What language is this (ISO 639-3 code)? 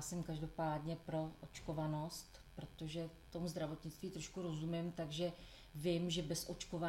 ces